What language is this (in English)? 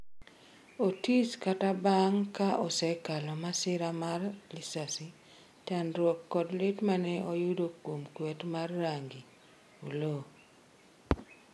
Luo (Kenya and Tanzania)